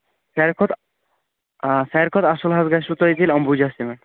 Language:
Kashmiri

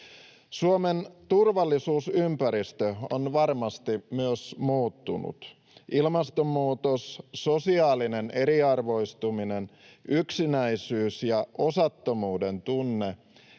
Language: Finnish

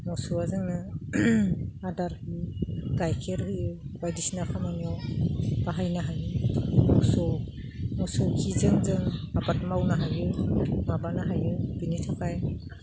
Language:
Bodo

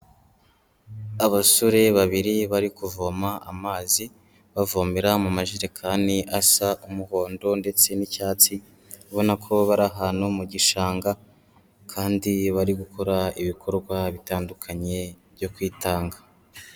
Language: Kinyarwanda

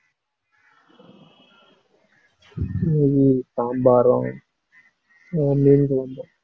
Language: Tamil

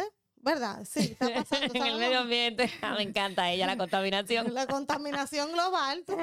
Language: Spanish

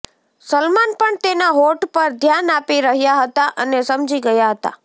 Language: Gujarati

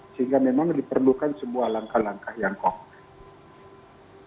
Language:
Indonesian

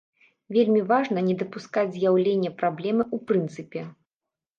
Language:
Belarusian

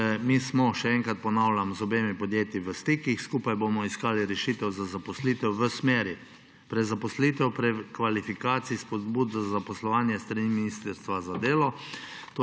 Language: Slovenian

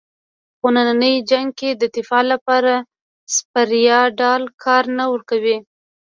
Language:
Pashto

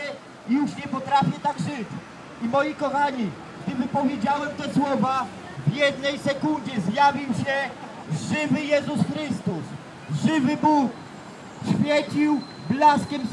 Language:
Polish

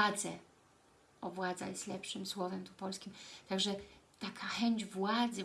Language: Polish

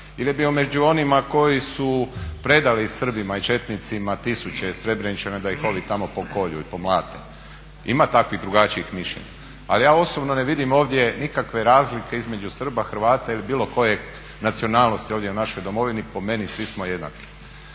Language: Croatian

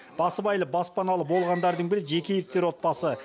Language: Kazakh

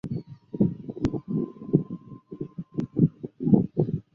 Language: Chinese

